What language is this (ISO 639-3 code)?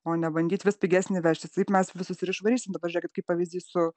lit